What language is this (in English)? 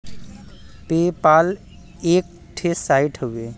Bhojpuri